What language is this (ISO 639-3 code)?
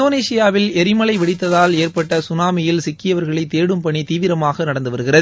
tam